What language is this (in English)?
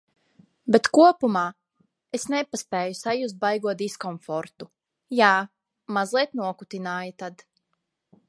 Latvian